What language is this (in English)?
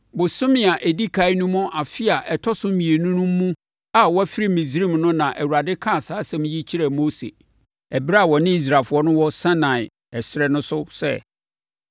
Akan